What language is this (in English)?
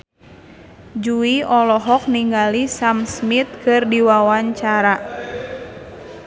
Sundanese